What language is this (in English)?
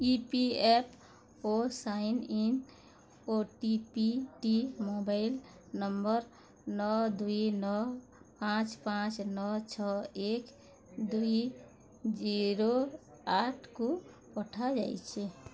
Odia